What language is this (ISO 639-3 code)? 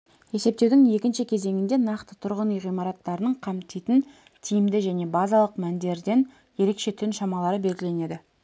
kaz